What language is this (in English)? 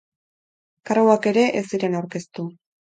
Basque